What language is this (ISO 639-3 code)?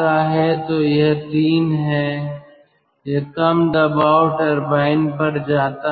hin